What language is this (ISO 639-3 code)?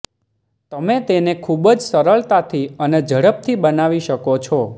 guj